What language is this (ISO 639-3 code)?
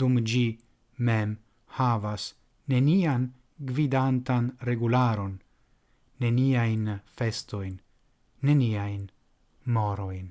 ita